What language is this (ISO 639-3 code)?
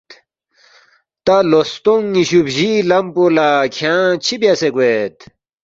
bft